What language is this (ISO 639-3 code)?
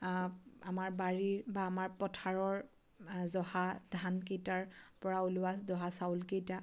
asm